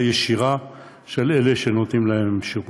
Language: Hebrew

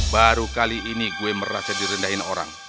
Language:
Indonesian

